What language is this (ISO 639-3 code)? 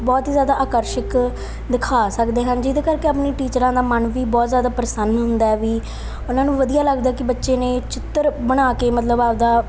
pan